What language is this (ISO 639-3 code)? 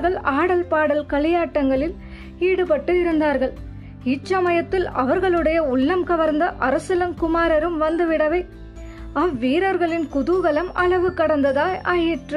tam